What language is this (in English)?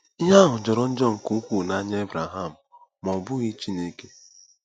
Igbo